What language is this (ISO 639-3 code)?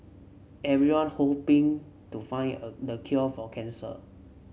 eng